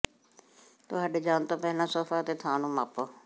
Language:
Punjabi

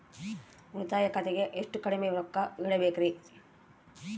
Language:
Kannada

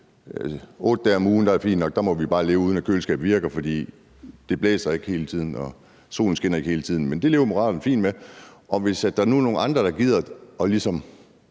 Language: Danish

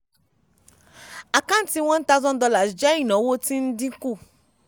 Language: Yoruba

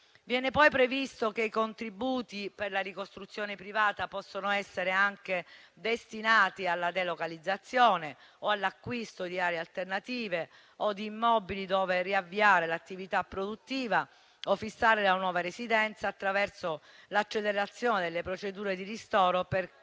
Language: Italian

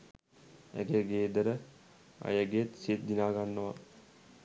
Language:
Sinhala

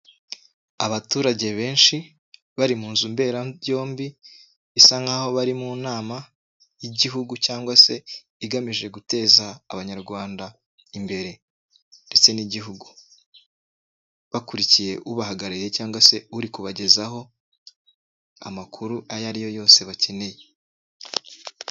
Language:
Kinyarwanda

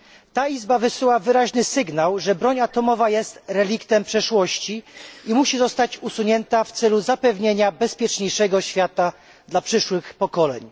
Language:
Polish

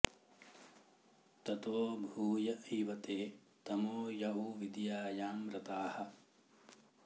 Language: Sanskrit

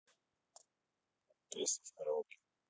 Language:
Russian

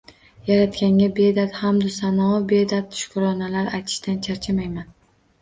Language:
Uzbek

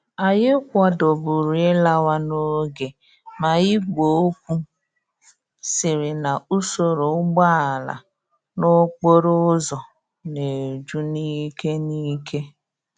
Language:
Igbo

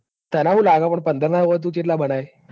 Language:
Gujarati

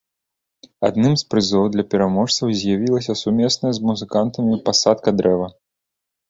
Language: Belarusian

